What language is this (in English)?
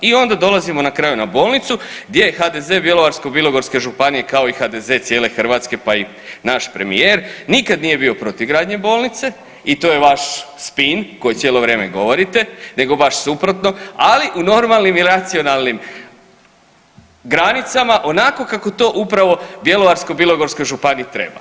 Croatian